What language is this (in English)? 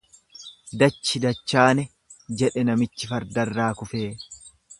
Oromo